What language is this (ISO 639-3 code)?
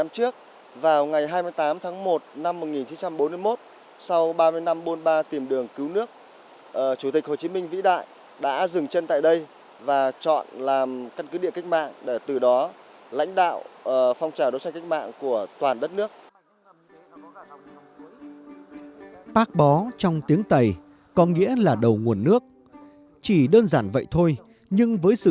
vie